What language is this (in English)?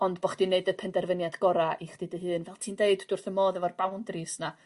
Welsh